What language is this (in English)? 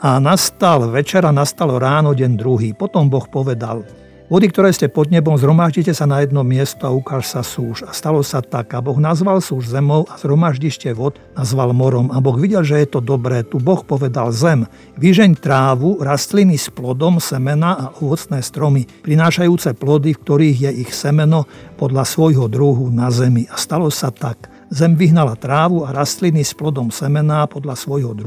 Slovak